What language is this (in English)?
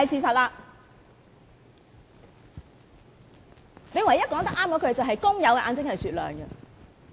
Cantonese